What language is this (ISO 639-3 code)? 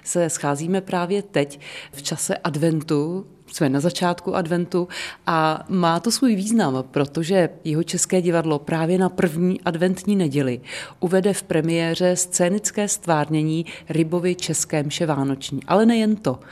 ces